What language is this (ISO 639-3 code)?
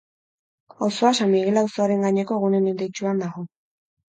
eus